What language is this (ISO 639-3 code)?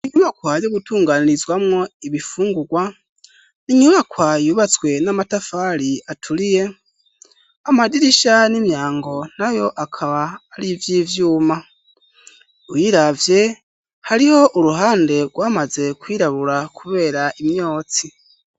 run